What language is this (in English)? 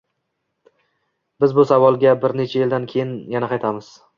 Uzbek